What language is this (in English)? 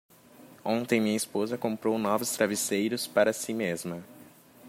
Portuguese